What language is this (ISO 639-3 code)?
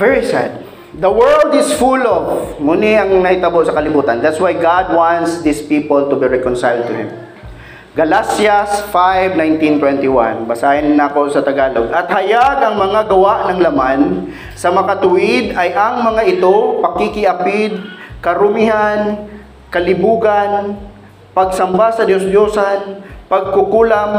fil